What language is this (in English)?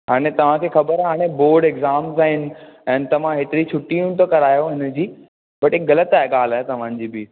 Sindhi